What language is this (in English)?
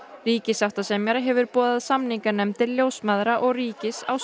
Icelandic